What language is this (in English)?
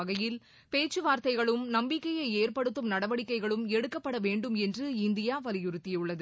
Tamil